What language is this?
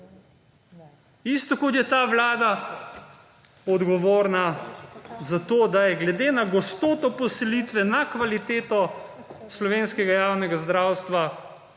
Slovenian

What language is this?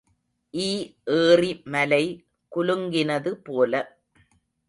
Tamil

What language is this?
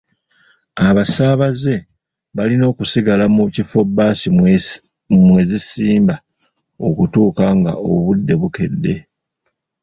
Ganda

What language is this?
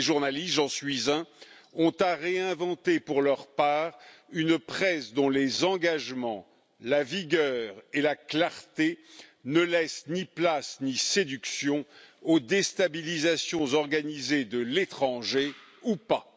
French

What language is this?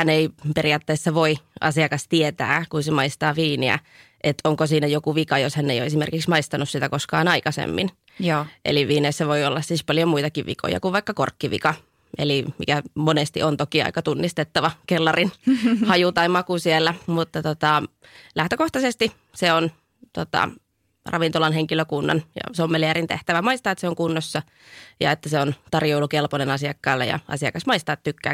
Finnish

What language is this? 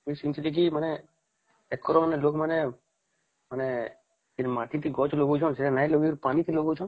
Odia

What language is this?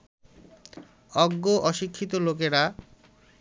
Bangla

